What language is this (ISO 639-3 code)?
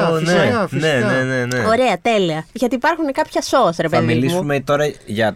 ell